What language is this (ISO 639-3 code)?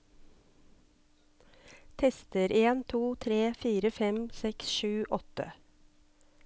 nor